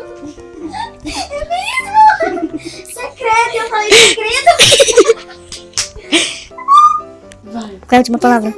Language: Portuguese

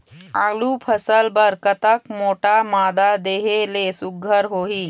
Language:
Chhattisgarhi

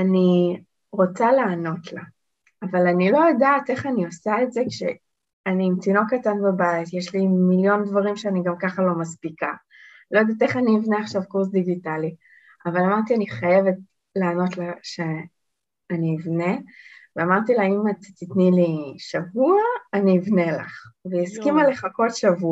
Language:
Hebrew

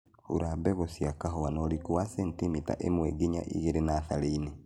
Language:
Kikuyu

